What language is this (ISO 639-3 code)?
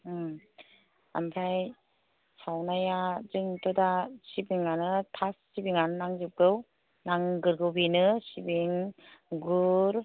brx